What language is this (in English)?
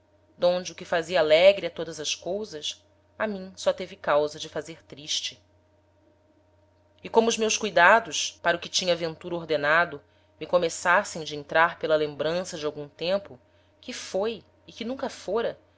Portuguese